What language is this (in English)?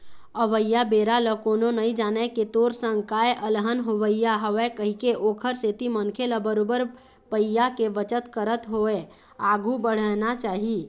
Chhattisgarhi